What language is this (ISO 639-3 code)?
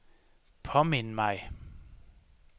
dan